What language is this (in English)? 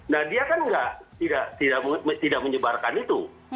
Indonesian